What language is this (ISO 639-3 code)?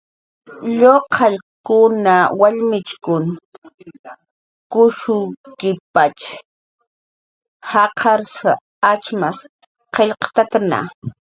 jqr